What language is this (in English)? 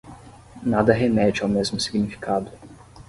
Portuguese